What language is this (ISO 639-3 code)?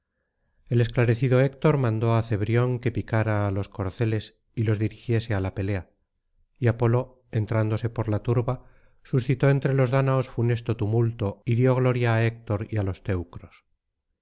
spa